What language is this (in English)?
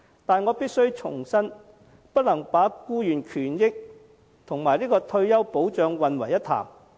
Cantonese